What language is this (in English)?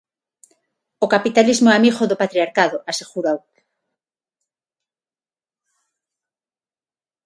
Galician